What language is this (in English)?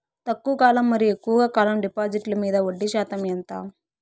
Telugu